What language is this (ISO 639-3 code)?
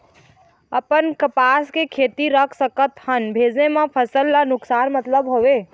hne